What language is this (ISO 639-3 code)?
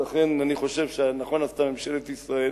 heb